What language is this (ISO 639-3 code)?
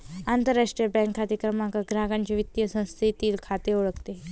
mar